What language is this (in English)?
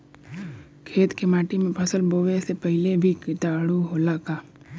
Bhojpuri